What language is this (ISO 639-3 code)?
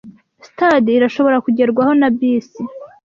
kin